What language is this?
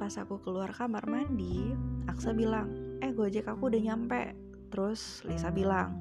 Indonesian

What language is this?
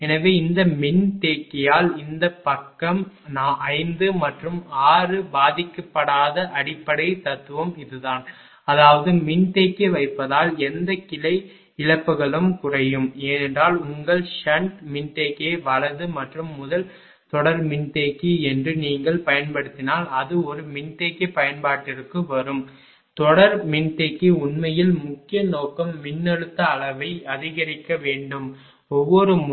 Tamil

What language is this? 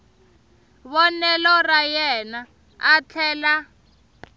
Tsonga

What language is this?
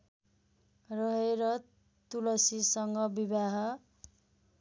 Nepali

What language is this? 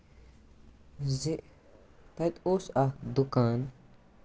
Kashmiri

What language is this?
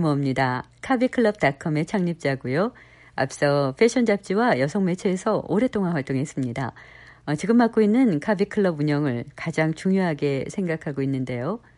Korean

